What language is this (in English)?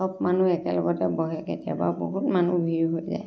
Assamese